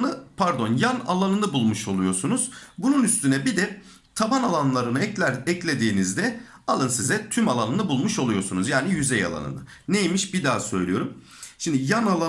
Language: Turkish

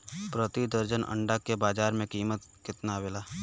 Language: Bhojpuri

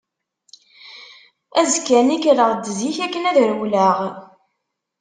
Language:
Kabyle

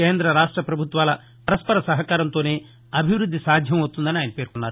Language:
Telugu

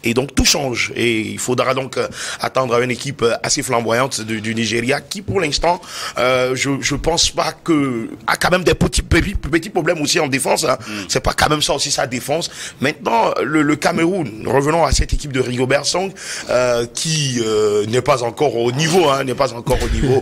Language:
French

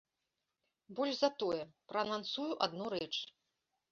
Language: Belarusian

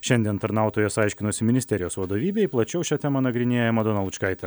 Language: Lithuanian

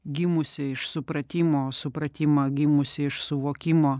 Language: Lithuanian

